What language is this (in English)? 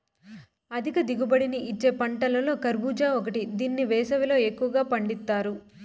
Telugu